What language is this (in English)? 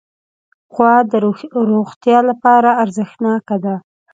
Pashto